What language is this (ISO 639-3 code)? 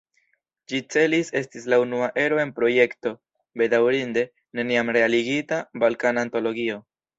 epo